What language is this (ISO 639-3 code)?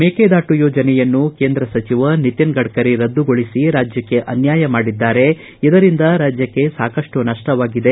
kan